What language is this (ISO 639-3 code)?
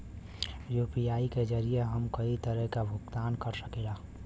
bho